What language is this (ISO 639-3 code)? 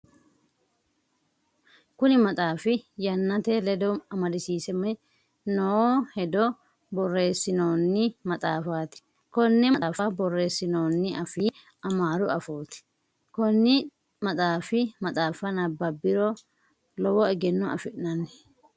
sid